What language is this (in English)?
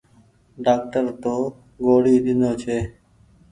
Goaria